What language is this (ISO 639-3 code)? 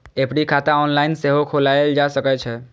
mai